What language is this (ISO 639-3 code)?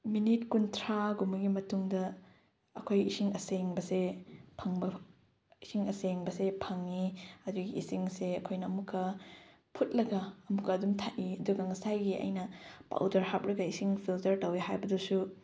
mni